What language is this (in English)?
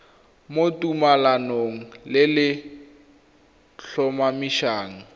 Tswana